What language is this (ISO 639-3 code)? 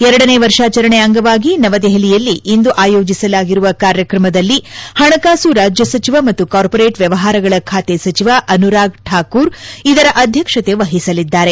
kan